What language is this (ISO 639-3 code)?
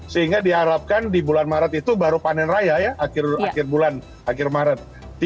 ind